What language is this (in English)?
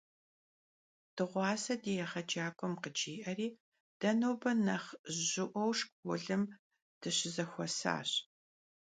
Kabardian